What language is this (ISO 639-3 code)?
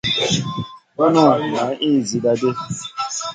mcn